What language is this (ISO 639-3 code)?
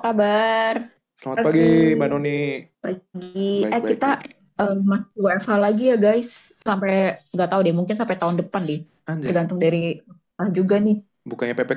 ind